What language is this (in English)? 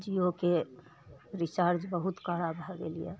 Maithili